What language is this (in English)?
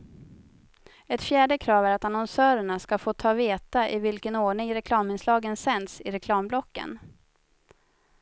Swedish